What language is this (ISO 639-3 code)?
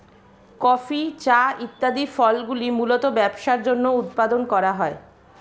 ben